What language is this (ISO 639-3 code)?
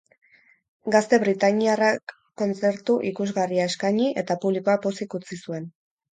eus